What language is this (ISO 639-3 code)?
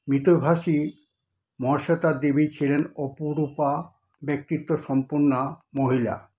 ben